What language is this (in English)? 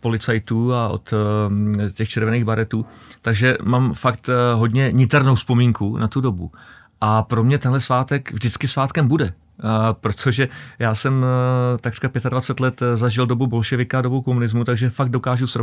Czech